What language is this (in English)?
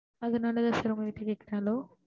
Tamil